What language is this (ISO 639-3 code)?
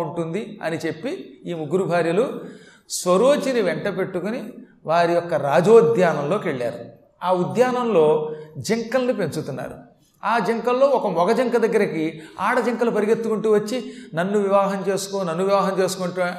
tel